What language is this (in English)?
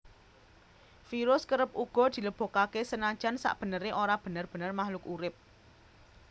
Javanese